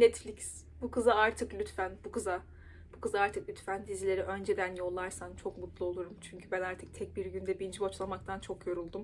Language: Turkish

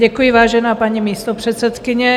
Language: Czech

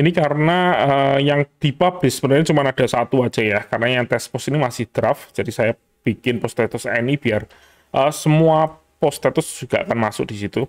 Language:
Indonesian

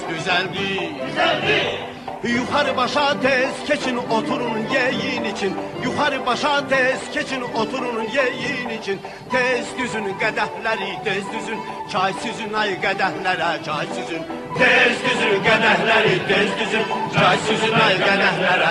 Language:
Azerbaijani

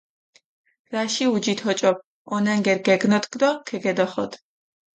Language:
Mingrelian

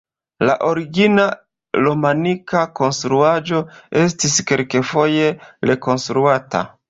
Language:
Esperanto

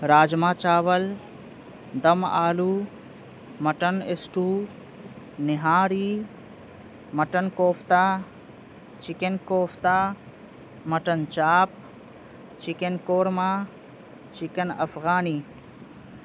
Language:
Urdu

